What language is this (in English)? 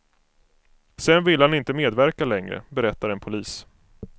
Swedish